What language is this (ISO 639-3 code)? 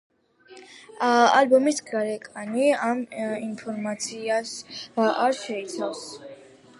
kat